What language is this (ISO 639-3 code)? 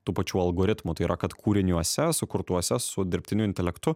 lit